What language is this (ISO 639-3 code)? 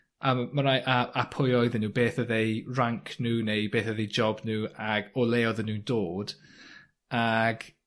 cym